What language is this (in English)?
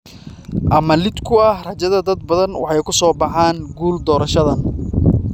Somali